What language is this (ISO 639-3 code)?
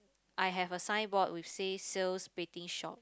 eng